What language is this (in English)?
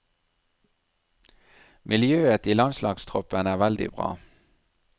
Norwegian